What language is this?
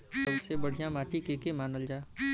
Bhojpuri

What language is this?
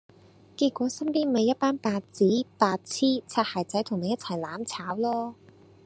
Cantonese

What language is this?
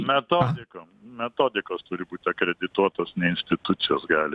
Lithuanian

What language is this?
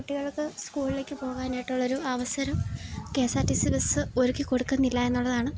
Malayalam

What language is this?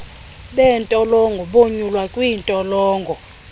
Xhosa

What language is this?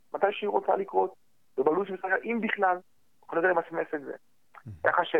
Hebrew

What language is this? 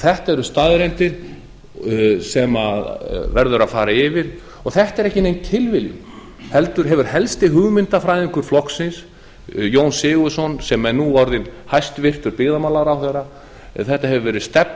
Icelandic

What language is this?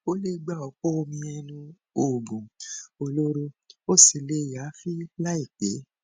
Yoruba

